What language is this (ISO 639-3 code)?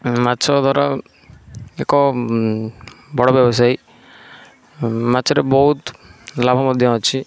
ori